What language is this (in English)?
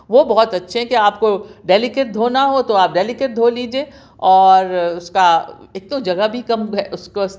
Urdu